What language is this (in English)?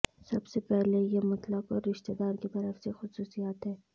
Urdu